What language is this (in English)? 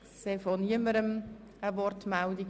Swiss German